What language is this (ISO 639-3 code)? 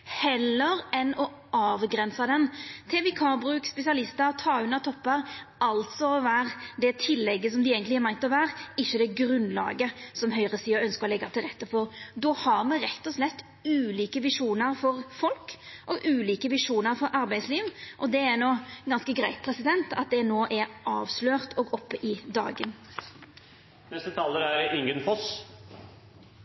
nno